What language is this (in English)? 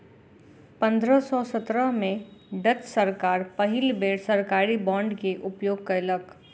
Maithili